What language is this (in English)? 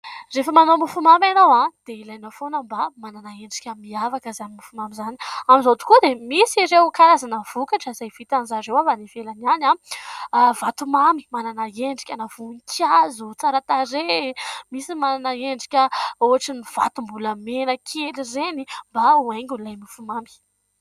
Malagasy